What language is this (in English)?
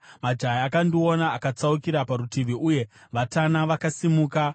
Shona